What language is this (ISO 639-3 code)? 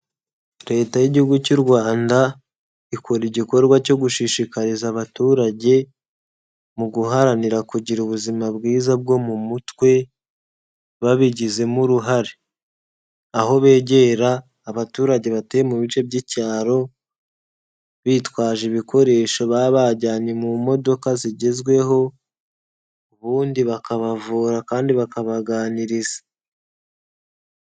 kin